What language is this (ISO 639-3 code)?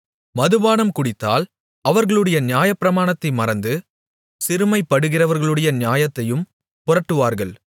tam